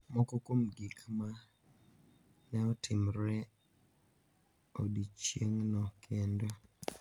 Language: Luo (Kenya and Tanzania)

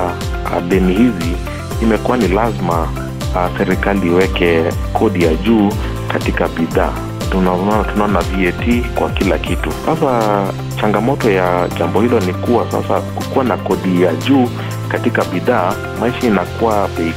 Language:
Swahili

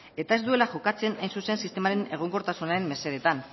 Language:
Basque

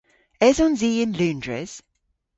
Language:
Cornish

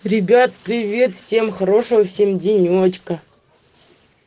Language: Russian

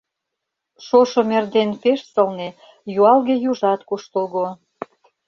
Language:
Mari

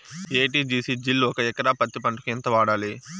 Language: Telugu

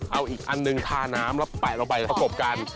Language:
Thai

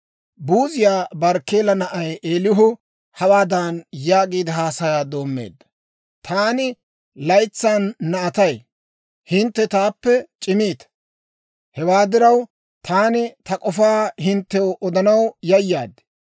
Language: Dawro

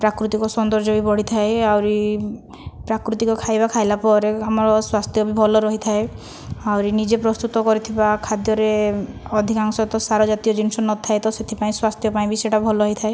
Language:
Odia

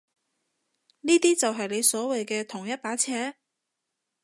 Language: Cantonese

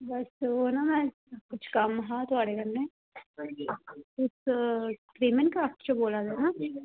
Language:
Dogri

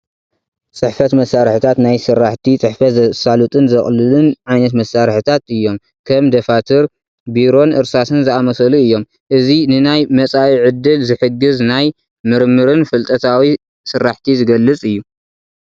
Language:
Tigrinya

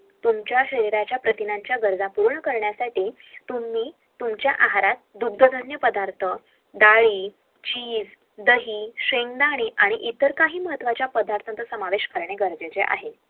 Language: Marathi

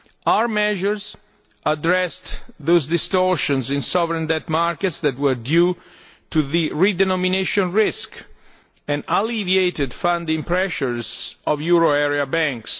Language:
English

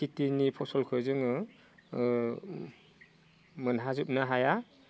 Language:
Bodo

